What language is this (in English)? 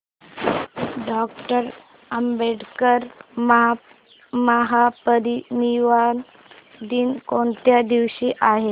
Marathi